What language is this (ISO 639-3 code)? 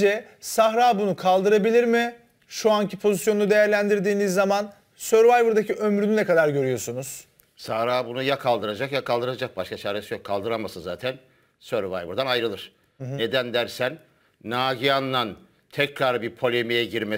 tur